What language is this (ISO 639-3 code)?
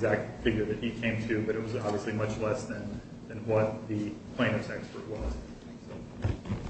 eng